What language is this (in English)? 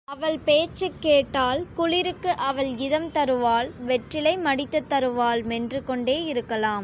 Tamil